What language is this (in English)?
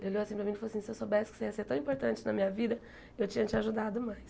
Portuguese